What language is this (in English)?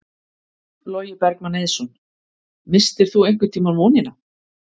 Icelandic